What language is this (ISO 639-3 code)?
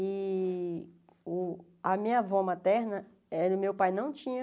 por